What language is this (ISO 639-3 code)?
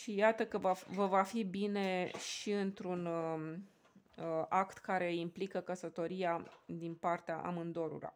ron